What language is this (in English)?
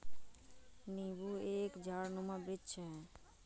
Hindi